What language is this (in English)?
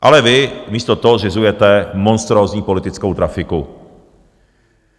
Czech